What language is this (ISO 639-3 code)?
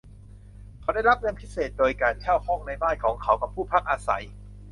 tha